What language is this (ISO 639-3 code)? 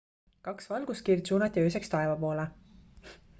est